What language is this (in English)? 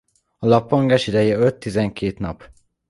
Hungarian